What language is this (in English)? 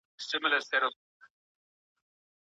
Pashto